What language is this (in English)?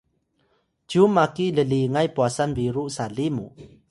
Atayal